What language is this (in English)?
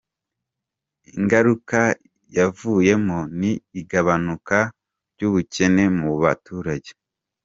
Kinyarwanda